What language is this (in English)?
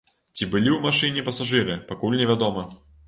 Belarusian